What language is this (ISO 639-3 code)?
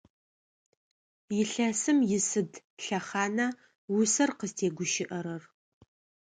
ady